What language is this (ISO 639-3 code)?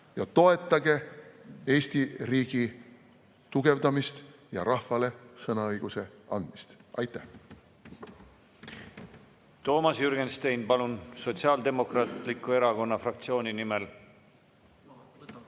est